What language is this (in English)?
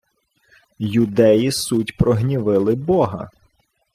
Ukrainian